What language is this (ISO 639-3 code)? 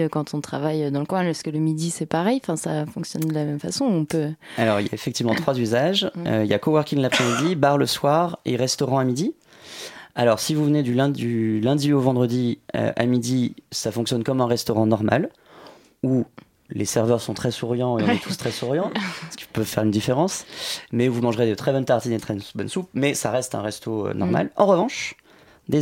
fra